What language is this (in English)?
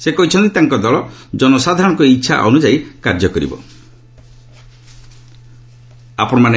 Odia